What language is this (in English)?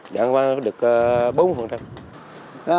Vietnamese